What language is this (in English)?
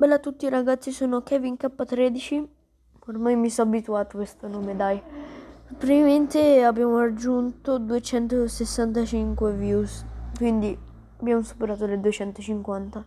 Italian